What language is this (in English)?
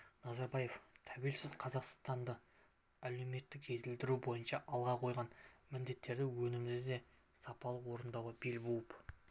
Kazakh